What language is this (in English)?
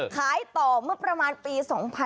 Thai